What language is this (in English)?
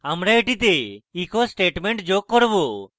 Bangla